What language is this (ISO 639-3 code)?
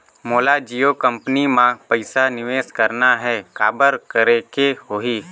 hne